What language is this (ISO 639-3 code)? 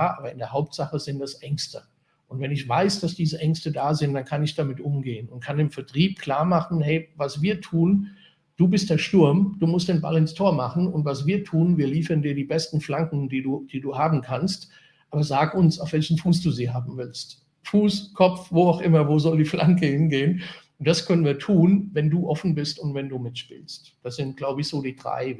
deu